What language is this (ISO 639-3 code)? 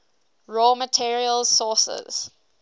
eng